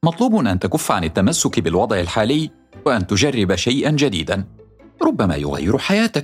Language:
Arabic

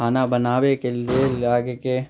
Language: Maithili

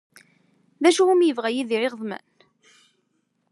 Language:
Kabyle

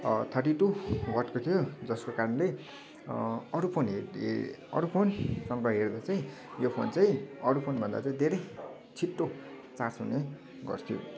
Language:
Nepali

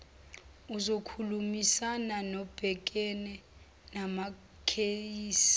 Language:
Zulu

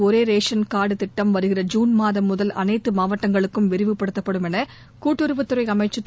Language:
Tamil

